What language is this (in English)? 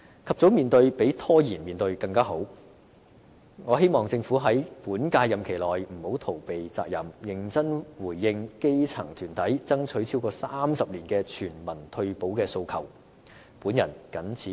Cantonese